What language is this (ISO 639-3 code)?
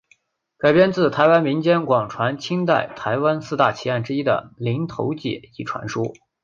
zho